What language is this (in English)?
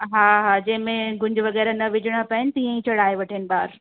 Sindhi